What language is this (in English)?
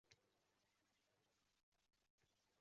Uzbek